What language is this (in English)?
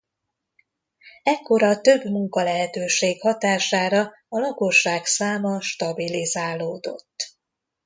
Hungarian